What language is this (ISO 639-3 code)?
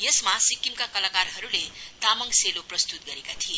nep